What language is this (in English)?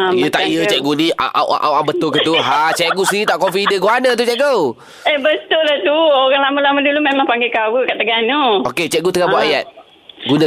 Malay